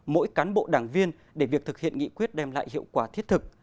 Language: Vietnamese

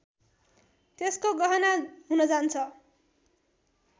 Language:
Nepali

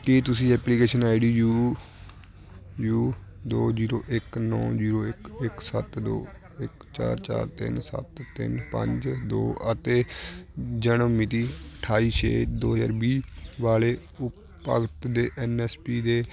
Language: Punjabi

